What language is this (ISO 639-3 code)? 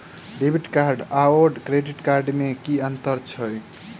mai